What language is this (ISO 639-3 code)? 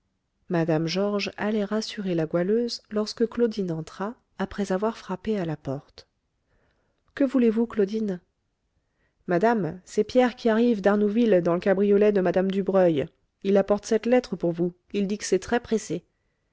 fra